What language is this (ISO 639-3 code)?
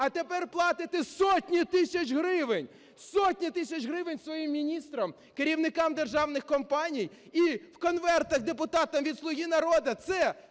ukr